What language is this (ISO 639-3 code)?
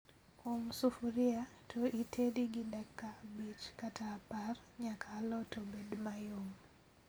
luo